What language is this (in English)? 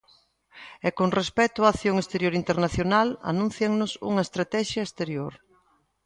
Galician